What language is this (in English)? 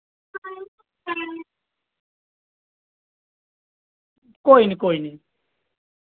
Dogri